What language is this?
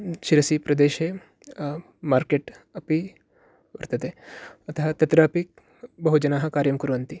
Sanskrit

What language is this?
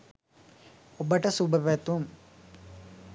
Sinhala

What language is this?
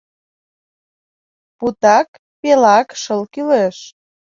Mari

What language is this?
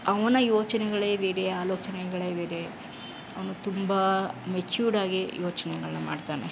Kannada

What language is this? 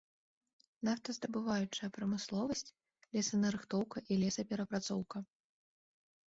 Belarusian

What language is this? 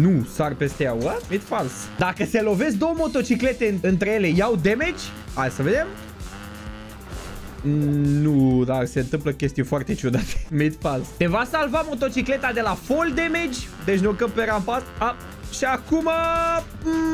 Romanian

